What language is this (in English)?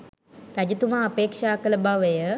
Sinhala